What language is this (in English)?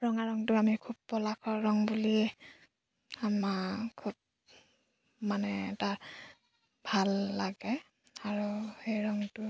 Assamese